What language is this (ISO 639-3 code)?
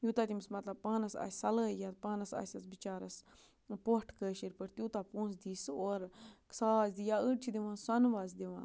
kas